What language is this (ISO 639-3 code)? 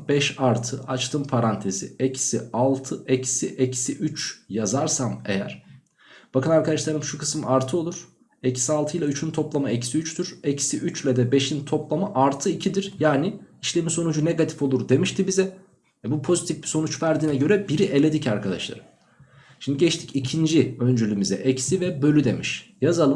tur